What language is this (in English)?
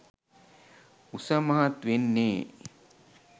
Sinhala